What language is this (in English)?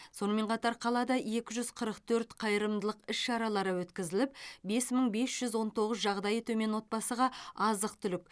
Kazakh